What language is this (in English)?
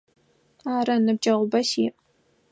Adyghe